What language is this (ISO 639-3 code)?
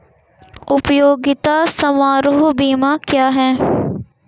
hin